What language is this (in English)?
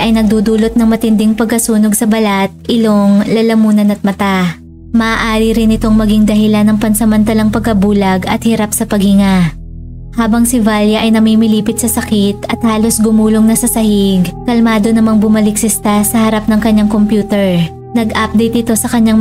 Filipino